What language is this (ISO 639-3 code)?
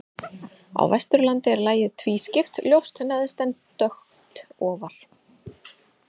isl